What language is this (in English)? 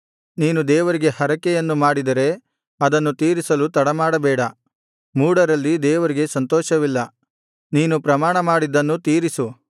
Kannada